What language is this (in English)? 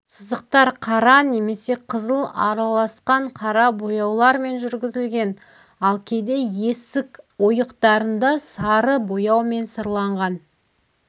Kazakh